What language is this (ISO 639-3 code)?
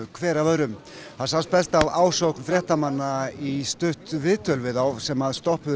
isl